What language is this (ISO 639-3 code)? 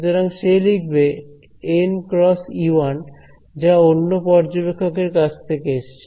ben